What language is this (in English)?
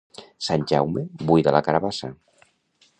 Catalan